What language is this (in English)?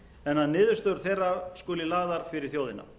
Icelandic